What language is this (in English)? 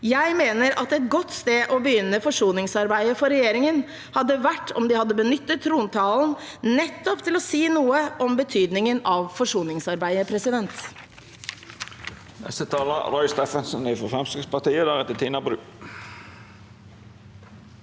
Norwegian